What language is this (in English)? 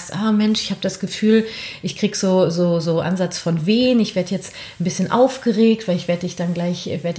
German